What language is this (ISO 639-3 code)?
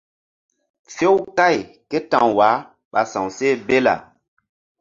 mdd